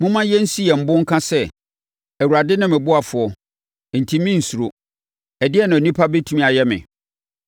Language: Akan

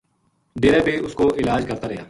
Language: Gujari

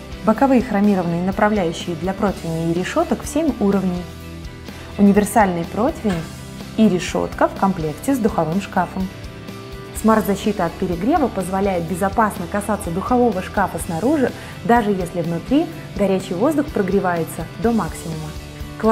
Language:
Russian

